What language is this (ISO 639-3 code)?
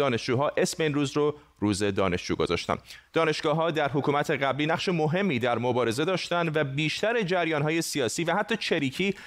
fas